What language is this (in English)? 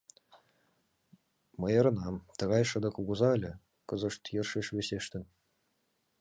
Mari